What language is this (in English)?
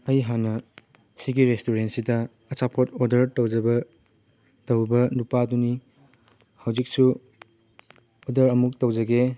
Manipuri